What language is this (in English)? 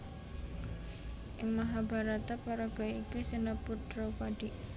Javanese